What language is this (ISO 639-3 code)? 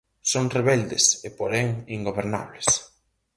glg